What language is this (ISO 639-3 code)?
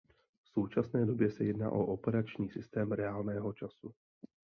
ces